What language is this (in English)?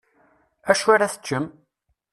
Kabyle